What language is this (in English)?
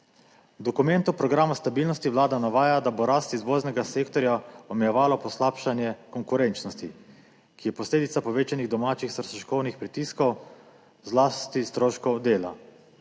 Slovenian